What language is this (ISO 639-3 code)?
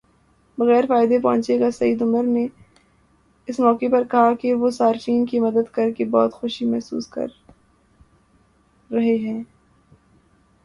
urd